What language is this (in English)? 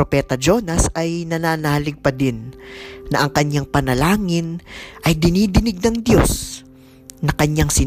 Filipino